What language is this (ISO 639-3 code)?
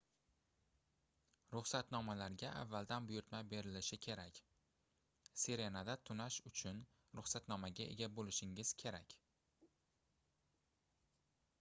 uzb